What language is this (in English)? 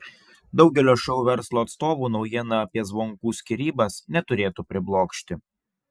Lithuanian